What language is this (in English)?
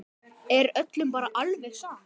Icelandic